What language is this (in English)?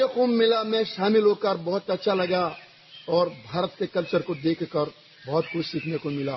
Hindi